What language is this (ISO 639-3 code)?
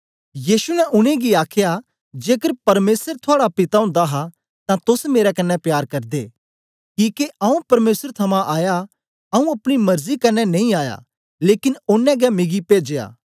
doi